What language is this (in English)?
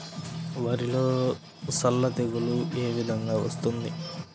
Telugu